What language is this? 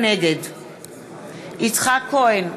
Hebrew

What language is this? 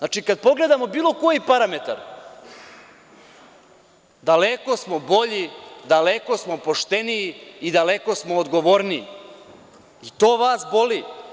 Serbian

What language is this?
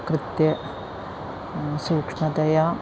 Sanskrit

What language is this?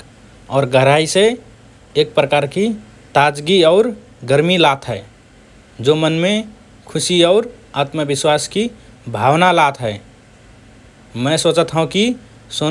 Rana Tharu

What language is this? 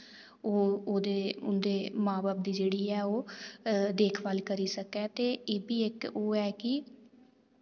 Dogri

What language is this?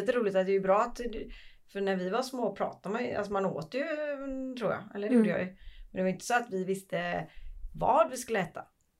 Swedish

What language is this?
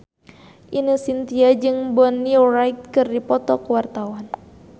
Sundanese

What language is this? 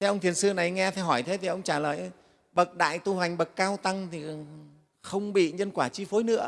Vietnamese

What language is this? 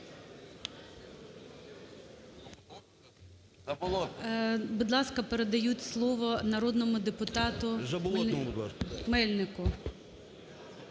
Ukrainian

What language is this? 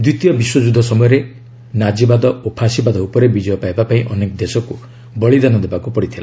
Odia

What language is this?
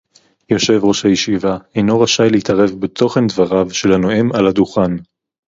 Hebrew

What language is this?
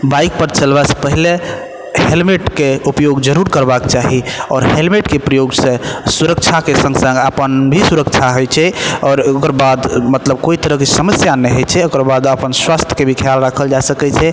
Maithili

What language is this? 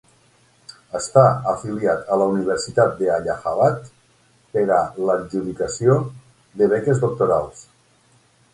Catalan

